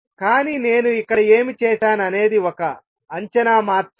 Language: Telugu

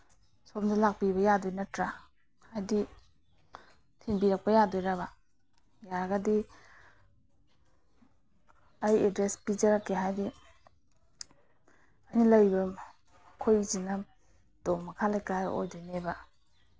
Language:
Manipuri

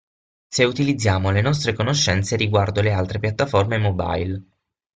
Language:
Italian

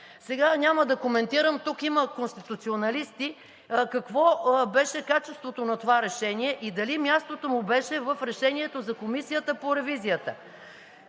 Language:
Bulgarian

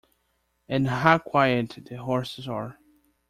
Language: English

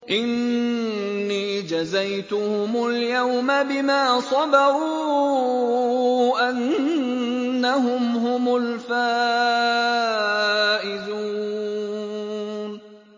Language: Arabic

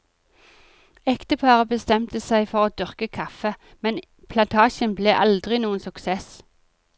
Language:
Norwegian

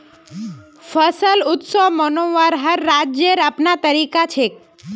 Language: Magahi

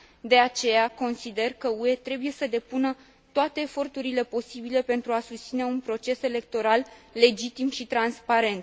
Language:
Romanian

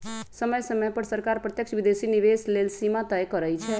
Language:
Magahi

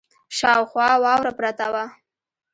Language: Pashto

